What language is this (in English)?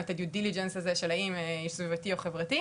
Hebrew